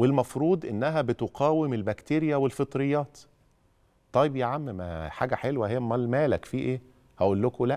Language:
Arabic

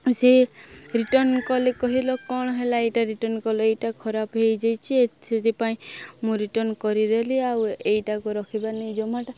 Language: Odia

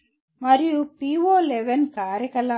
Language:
Telugu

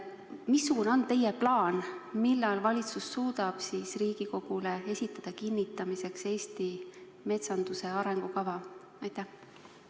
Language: Estonian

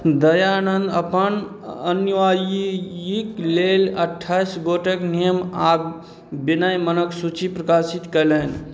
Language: Maithili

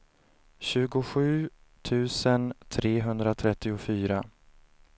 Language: Swedish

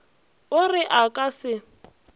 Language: Northern Sotho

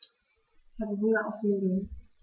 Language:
German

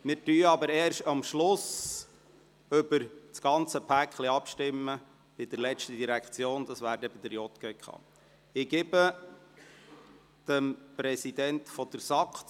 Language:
Swiss German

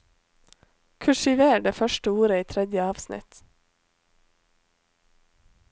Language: Norwegian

